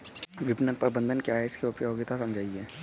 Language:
Hindi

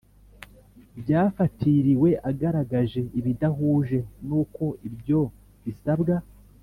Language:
Kinyarwanda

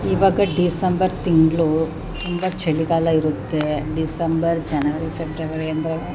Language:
Kannada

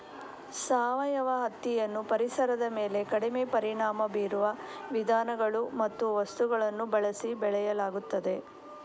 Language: Kannada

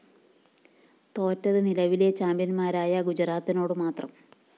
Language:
Malayalam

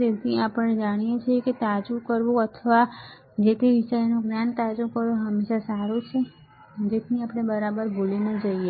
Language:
Gujarati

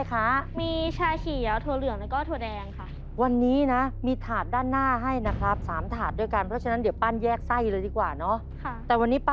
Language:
Thai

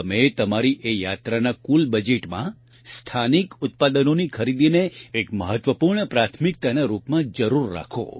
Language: Gujarati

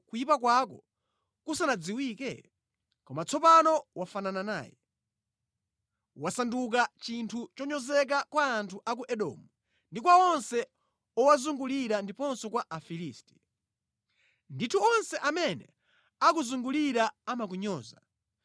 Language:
Nyanja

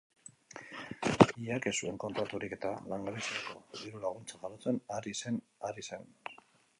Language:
Basque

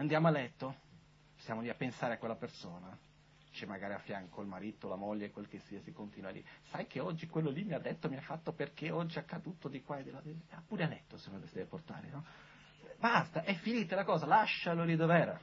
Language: Italian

